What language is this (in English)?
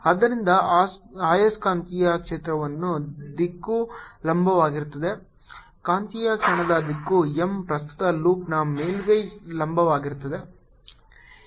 Kannada